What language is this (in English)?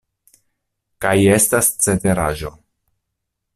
Esperanto